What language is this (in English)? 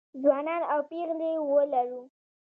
Pashto